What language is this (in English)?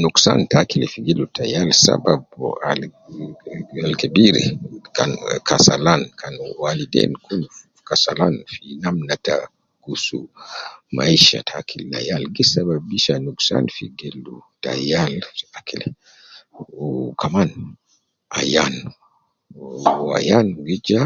Nubi